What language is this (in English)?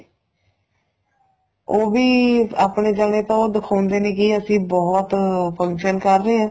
Punjabi